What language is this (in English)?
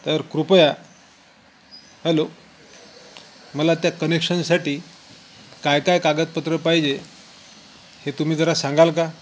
Marathi